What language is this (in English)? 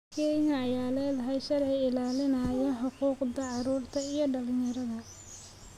Somali